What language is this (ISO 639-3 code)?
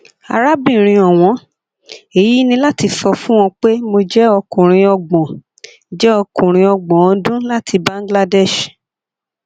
yor